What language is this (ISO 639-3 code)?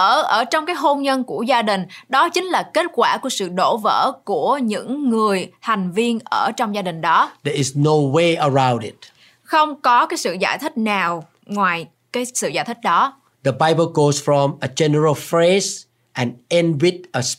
vie